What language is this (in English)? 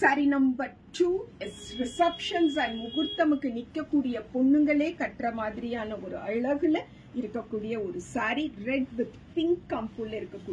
Tamil